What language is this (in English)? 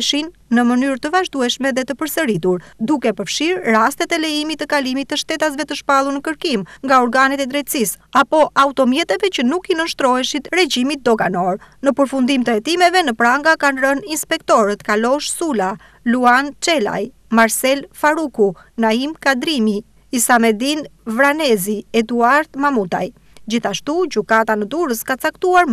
Romanian